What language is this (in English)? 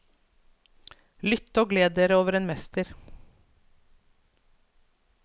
Norwegian